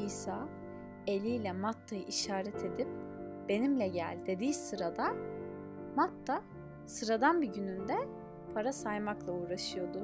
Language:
Turkish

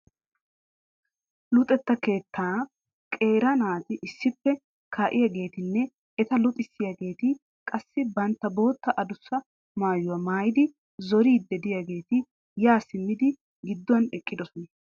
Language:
Wolaytta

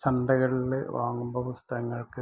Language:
Malayalam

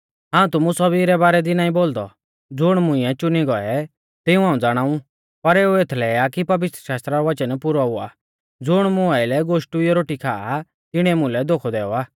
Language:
Mahasu Pahari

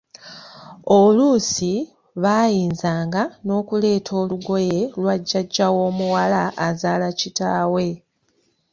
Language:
Ganda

